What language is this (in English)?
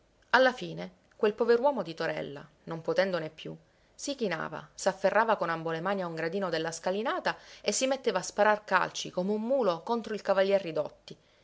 Italian